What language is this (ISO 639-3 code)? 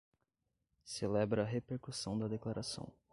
por